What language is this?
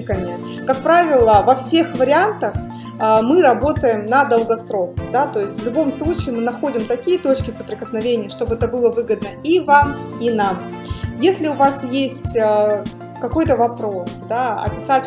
Russian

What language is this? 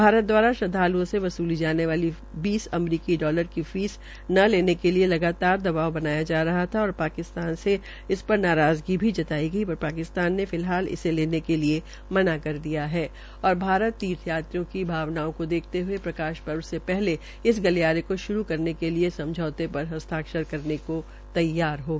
Hindi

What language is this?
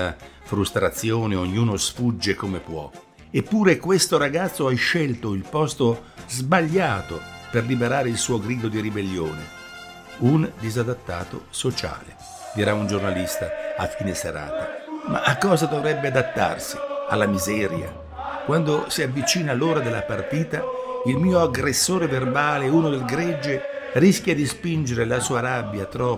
Italian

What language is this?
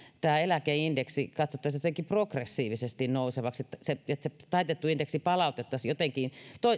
Finnish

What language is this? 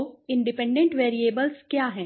Hindi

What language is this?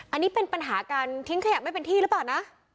Thai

